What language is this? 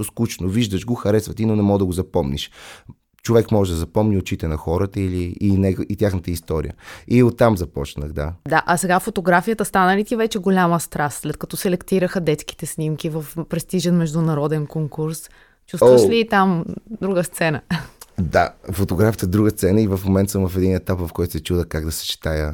Bulgarian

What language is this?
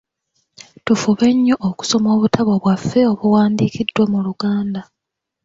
Ganda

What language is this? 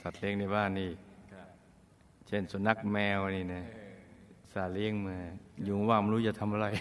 Thai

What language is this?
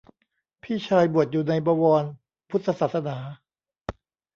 Thai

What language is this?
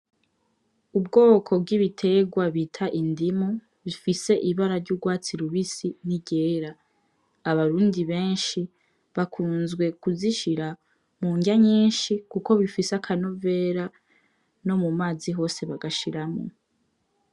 Rundi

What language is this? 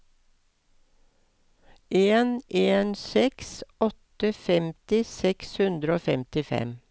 Norwegian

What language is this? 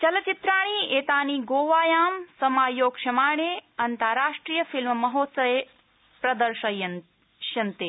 Sanskrit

